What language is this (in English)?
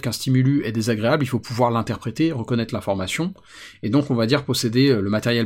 French